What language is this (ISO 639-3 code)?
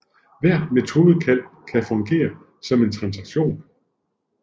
dan